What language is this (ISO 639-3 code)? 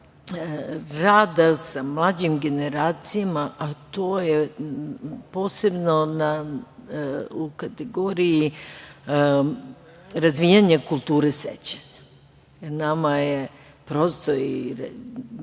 srp